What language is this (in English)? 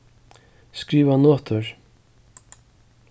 Faroese